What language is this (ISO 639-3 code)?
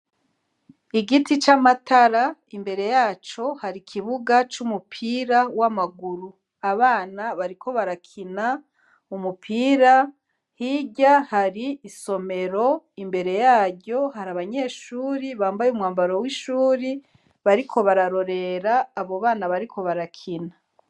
run